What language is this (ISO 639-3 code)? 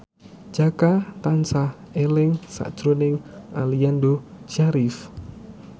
jav